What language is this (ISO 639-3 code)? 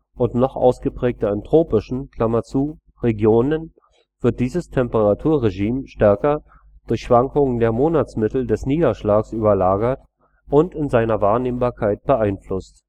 deu